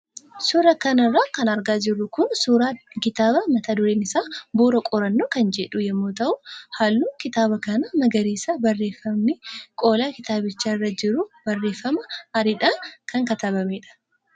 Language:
Oromo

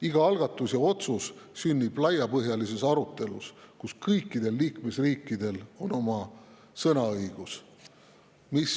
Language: Estonian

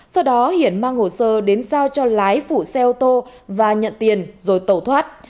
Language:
Vietnamese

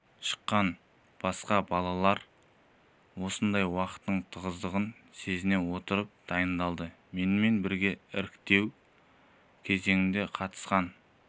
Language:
Kazakh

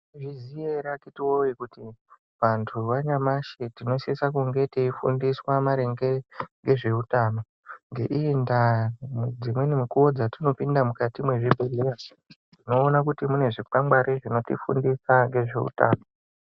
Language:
Ndau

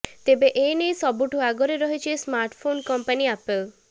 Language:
Odia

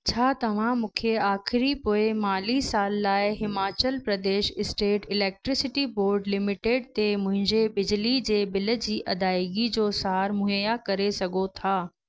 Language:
Sindhi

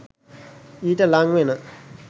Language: Sinhala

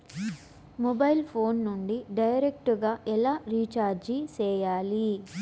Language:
Telugu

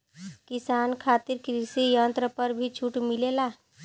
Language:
Bhojpuri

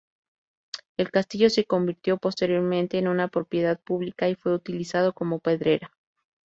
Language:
Spanish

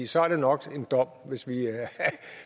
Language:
Danish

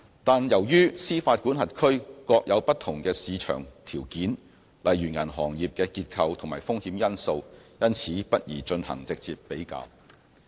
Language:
Cantonese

